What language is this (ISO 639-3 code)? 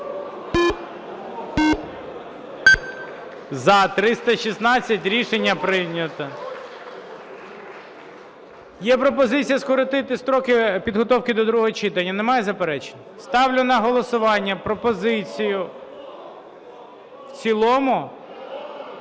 ukr